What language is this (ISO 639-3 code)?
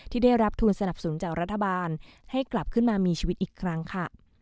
tha